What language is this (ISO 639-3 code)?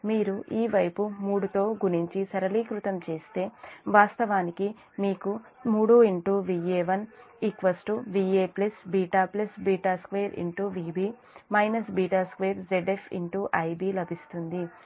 tel